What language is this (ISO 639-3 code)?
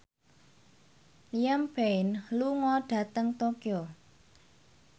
jav